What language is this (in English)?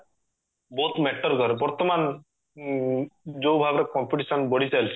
Odia